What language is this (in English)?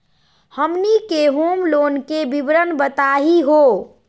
Magahi